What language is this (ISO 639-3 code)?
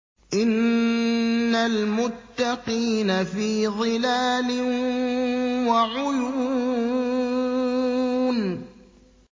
ara